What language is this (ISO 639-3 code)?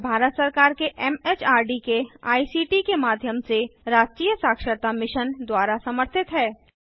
hin